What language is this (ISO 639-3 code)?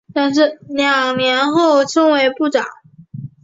zho